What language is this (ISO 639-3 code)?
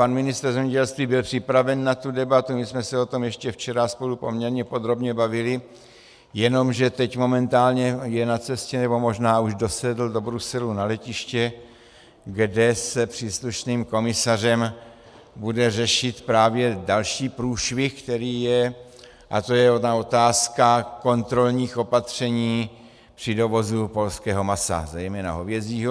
ces